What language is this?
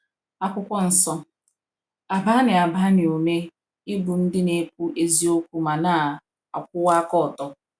Igbo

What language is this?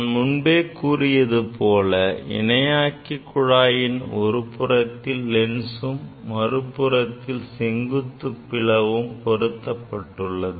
Tamil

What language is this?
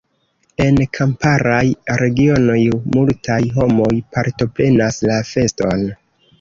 Esperanto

